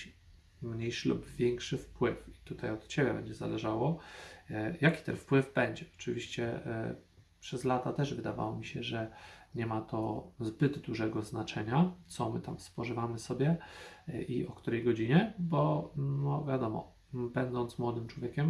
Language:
Polish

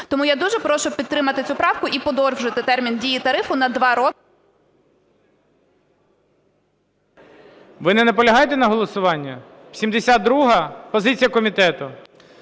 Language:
Ukrainian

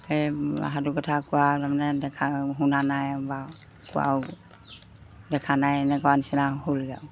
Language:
Assamese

